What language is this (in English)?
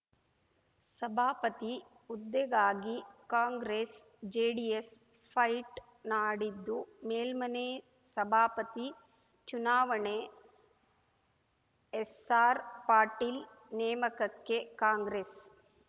Kannada